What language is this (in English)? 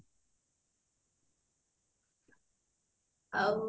Odia